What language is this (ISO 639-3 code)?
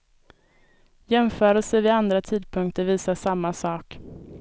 swe